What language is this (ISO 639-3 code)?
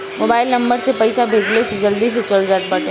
bho